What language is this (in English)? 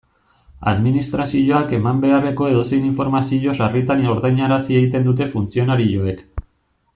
Basque